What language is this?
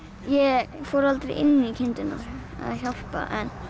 Icelandic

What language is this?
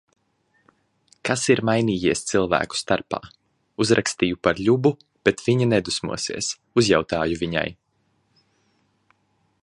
Latvian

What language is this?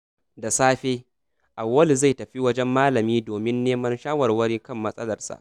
Hausa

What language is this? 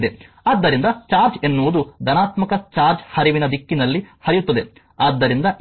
Kannada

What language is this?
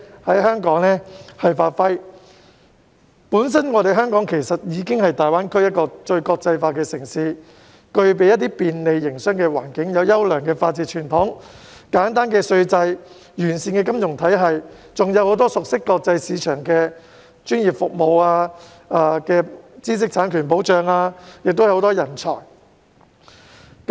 Cantonese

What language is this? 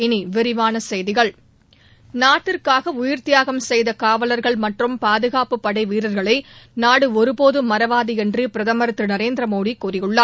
Tamil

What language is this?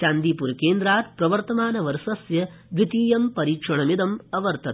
Sanskrit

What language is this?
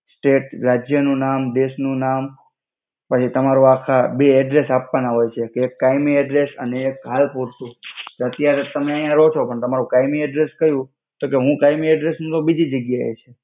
Gujarati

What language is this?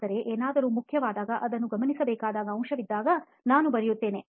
Kannada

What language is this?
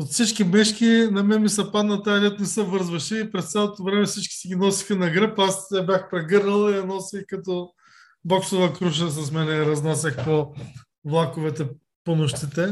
Bulgarian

